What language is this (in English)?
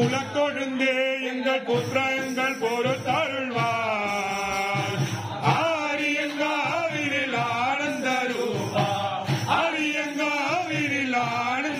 Arabic